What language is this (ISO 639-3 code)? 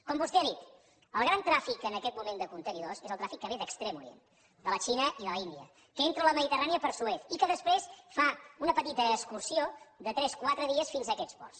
cat